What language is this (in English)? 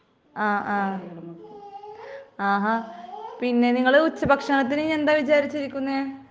Malayalam